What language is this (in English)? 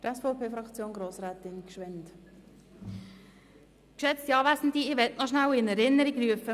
Swiss German